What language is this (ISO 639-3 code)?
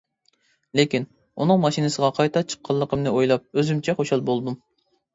uig